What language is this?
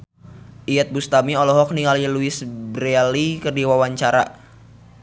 Sundanese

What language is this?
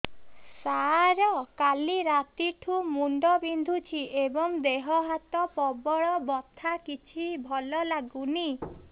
Odia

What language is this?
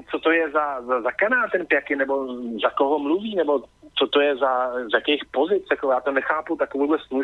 Czech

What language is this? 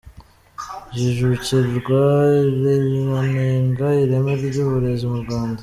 Kinyarwanda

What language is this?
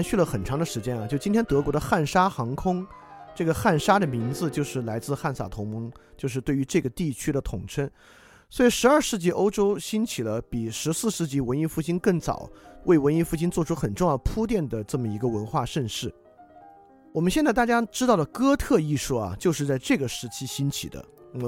Chinese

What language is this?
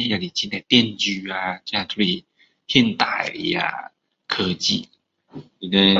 Min Dong Chinese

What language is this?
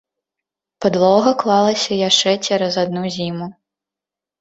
Belarusian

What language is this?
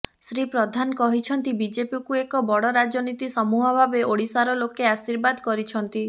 Odia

